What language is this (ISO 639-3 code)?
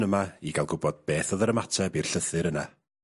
cym